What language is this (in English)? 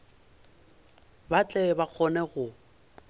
Northern Sotho